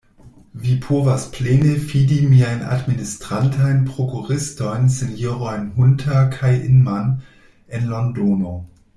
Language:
Esperanto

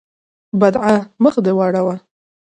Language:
Pashto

